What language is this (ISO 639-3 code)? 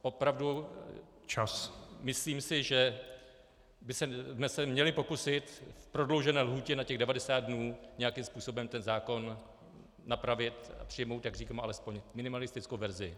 ces